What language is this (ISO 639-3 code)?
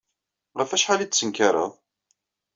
kab